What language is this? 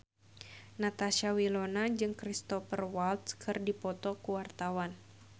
Sundanese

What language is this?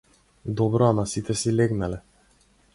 Macedonian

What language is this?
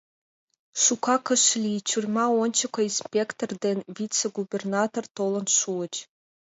Mari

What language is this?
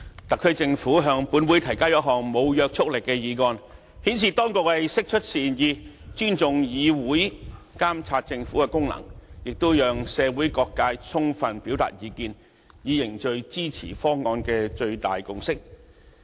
Cantonese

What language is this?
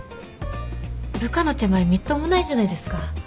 Japanese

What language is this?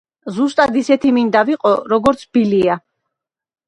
Georgian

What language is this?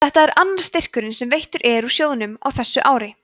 Icelandic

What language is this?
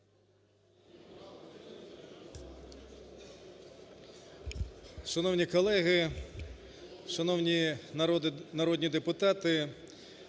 Ukrainian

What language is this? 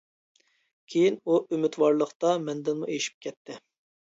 Uyghur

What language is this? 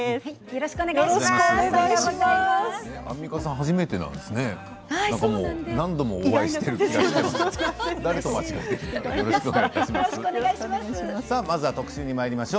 Japanese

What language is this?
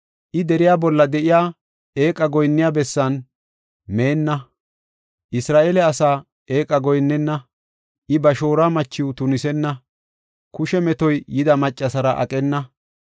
Gofa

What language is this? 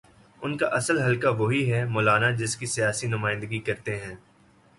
Urdu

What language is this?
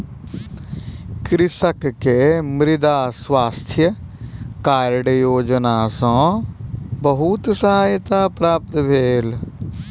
Maithili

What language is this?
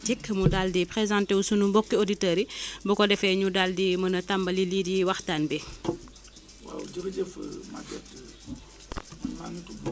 Wolof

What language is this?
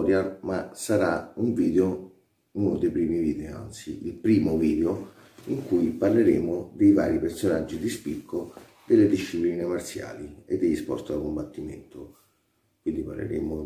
Italian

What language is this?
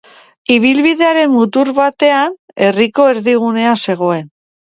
Basque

